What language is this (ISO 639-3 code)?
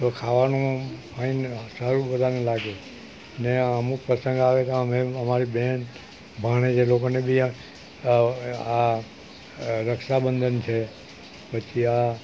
guj